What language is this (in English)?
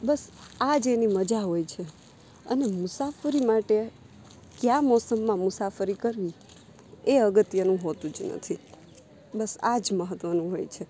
Gujarati